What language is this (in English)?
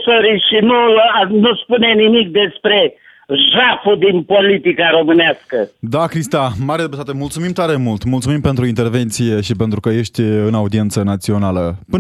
Romanian